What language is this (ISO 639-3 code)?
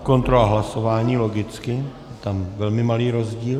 ces